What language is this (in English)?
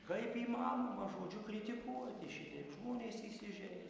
Lithuanian